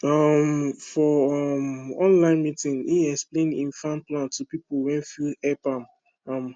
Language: Nigerian Pidgin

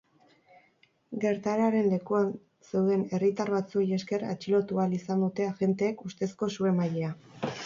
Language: Basque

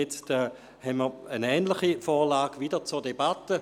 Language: Swiss German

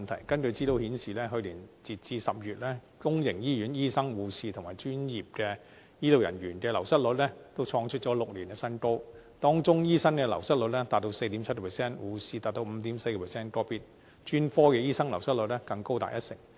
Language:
Cantonese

